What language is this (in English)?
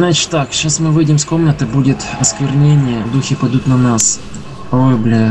Russian